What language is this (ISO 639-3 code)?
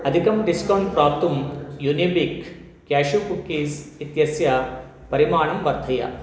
san